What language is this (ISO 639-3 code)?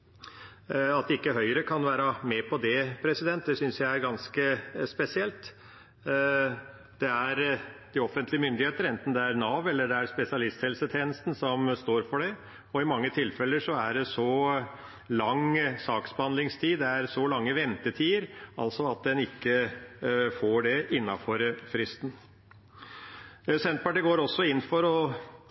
nob